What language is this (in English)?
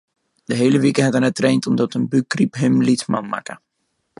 Western Frisian